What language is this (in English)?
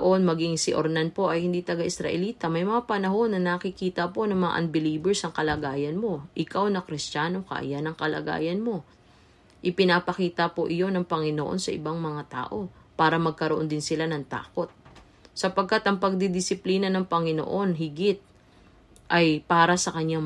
Filipino